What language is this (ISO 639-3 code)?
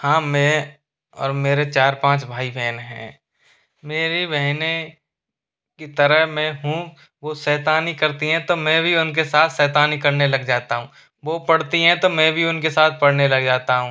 hin